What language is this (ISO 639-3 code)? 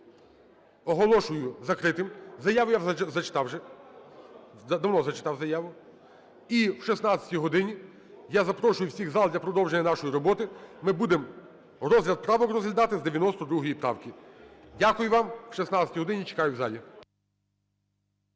ukr